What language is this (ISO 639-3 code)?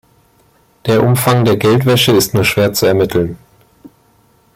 deu